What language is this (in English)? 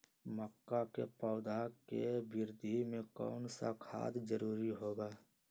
Magahi